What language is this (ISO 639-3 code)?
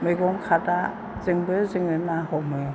brx